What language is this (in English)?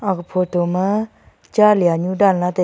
Wancho Naga